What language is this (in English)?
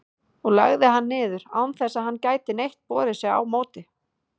Icelandic